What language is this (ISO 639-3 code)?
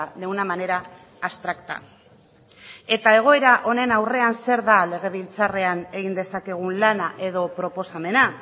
eus